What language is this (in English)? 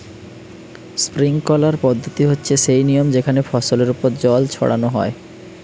Bangla